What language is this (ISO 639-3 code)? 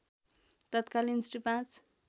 nep